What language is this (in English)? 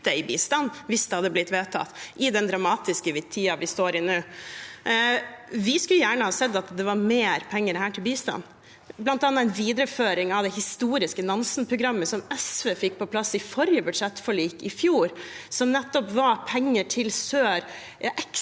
Norwegian